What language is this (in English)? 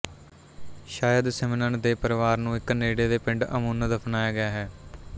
Punjabi